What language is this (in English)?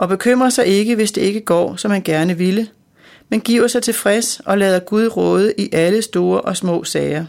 Danish